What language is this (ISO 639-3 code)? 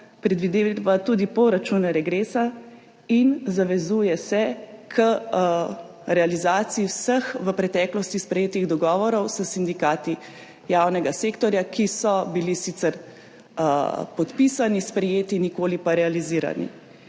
slv